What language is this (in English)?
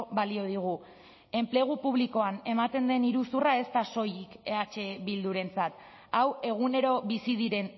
Basque